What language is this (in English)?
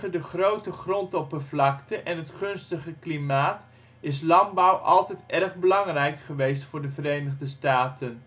Dutch